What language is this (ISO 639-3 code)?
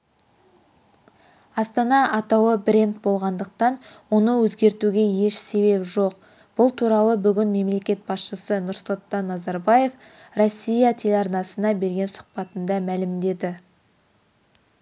kaz